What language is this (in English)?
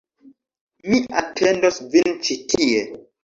Esperanto